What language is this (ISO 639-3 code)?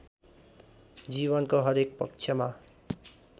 nep